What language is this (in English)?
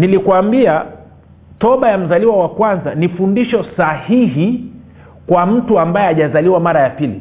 Swahili